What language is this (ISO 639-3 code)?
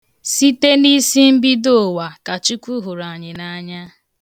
ibo